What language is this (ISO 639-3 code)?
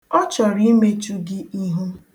ibo